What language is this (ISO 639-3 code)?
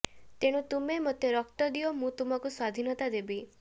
ori